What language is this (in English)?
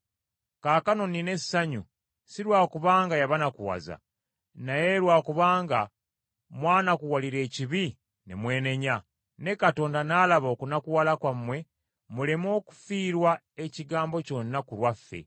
Ganda